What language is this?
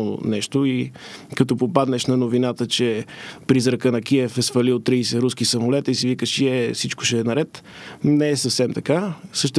Bulgarian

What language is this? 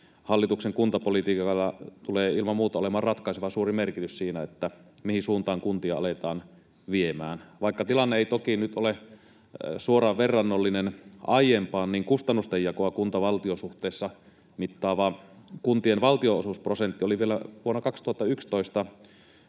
Finnish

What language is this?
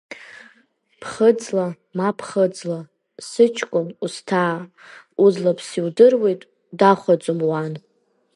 Abkhazian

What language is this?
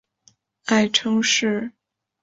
Chinese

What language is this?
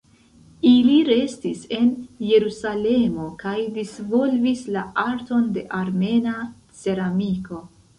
Esperanto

